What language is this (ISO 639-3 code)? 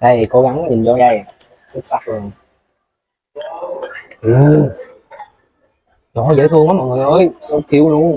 vie